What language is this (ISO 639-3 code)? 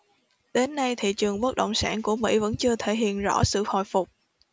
vie